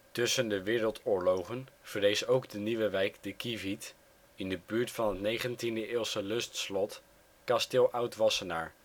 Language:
Dutch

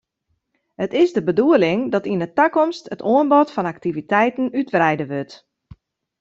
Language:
Western Frisian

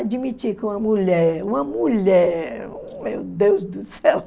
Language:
Portuguese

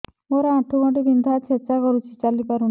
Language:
Odia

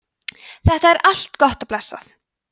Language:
Icelandic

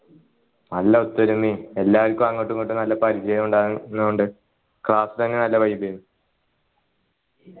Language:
Malayalam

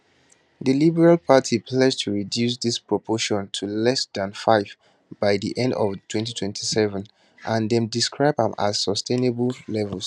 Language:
Nigerian Pidgin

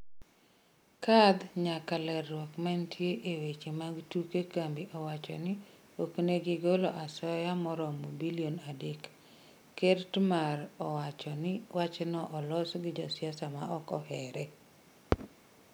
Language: Luo (Kenya and Tanzania)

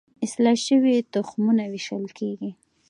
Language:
Pashto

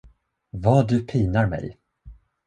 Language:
Swedish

